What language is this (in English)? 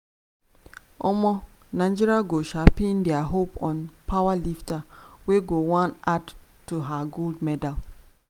Nigerian Pidgin